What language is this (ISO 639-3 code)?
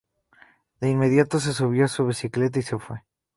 spa